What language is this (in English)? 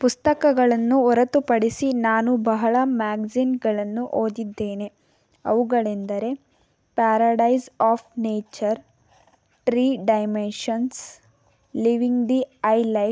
Kannada